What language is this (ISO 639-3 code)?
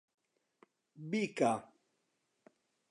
ckb